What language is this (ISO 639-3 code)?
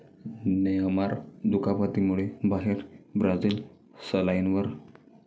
mar